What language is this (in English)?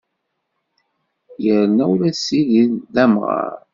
Kabyle